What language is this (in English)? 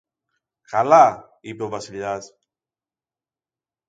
Greek